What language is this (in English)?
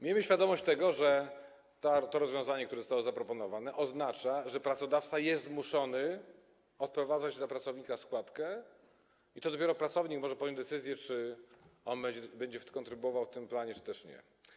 Polish